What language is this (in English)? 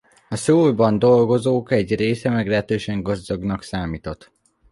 Hungarian